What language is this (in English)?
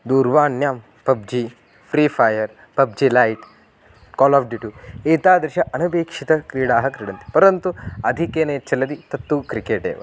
Sanskrit